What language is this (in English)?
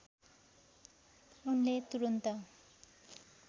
Nepali